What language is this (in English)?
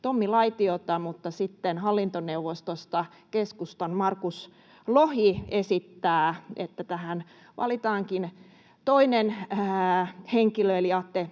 Finnish